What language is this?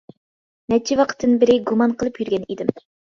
Uyghur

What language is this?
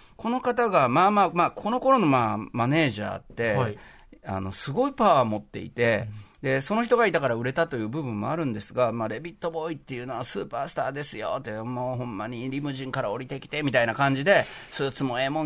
Japanese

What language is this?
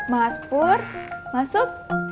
Indonesian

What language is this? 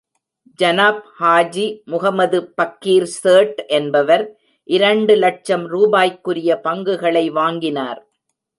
Tamil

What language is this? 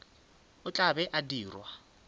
Northern Sotho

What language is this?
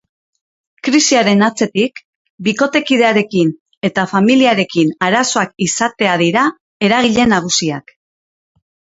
Basque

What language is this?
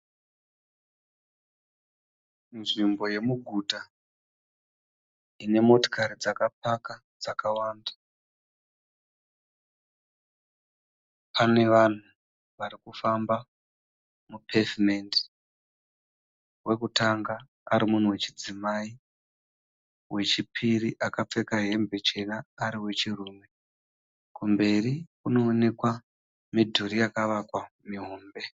Shona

